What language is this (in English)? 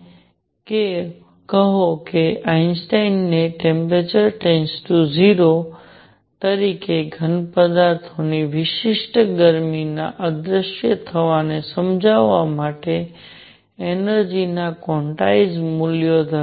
Gujarati